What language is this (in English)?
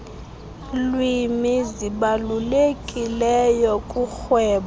Xhosa